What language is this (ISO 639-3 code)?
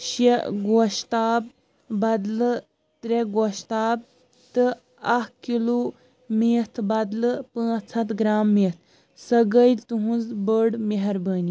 kas